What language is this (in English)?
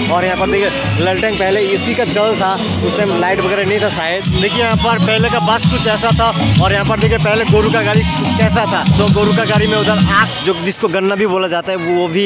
Hindi